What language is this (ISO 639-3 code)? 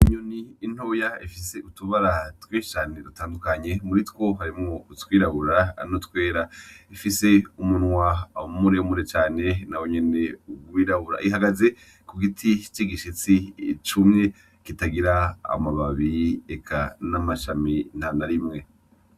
run